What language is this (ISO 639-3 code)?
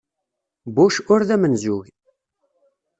kab